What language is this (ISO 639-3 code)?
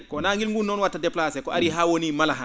ful